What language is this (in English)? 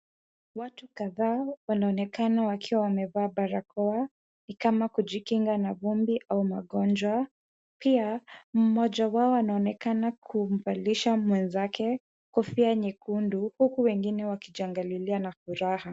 Swahili